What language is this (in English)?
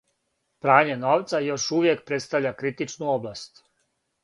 Serbian